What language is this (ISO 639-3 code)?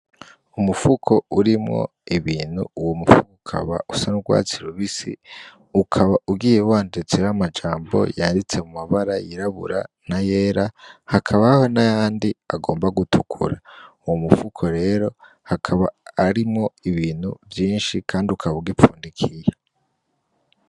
run